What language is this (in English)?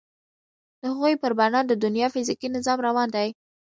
Pashto